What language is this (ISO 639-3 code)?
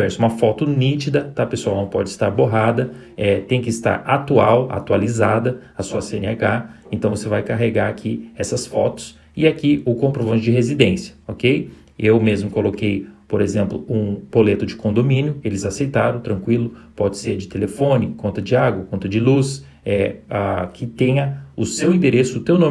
por